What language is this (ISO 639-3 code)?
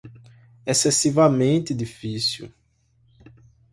por